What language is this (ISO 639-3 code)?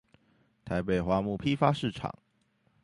zho